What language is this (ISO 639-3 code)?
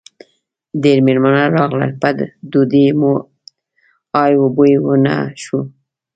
pus